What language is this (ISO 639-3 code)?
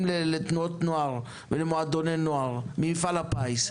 heb